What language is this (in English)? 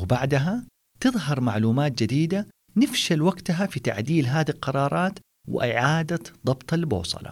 Arabic